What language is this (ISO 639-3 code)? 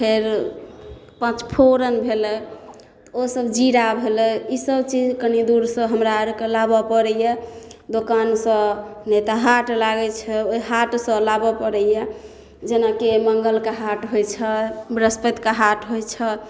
mai